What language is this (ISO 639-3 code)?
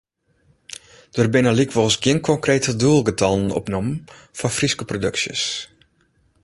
fry